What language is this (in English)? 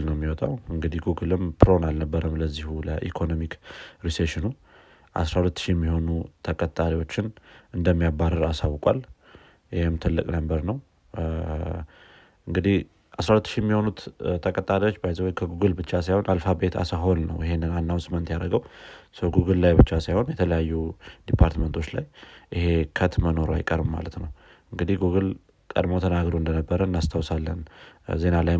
Amharic